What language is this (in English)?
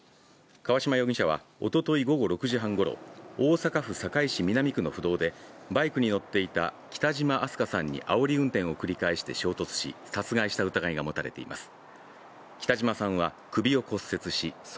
Japanese